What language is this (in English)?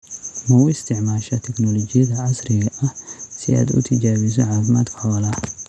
Somali